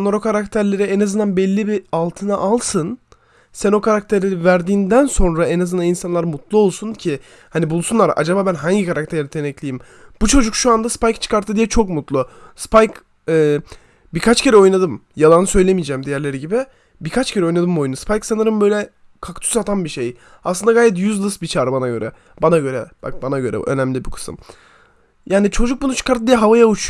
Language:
Turkish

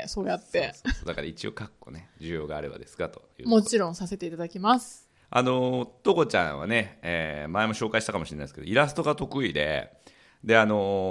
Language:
Japanese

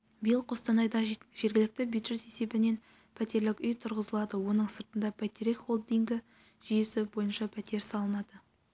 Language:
Kazakh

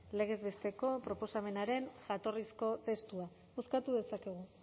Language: Basque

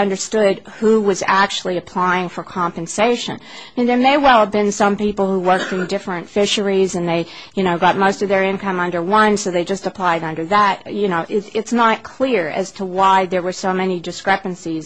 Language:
English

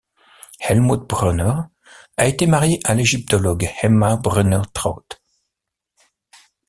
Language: French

